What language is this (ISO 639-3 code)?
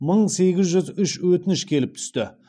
kaz